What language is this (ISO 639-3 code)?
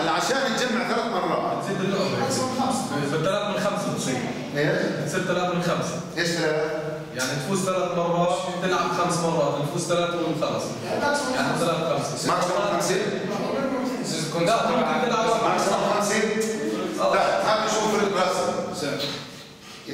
ara